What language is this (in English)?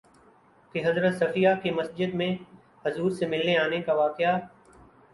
Urdu